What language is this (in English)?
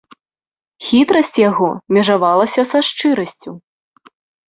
Belarusian